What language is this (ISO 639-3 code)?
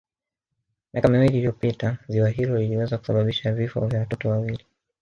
swa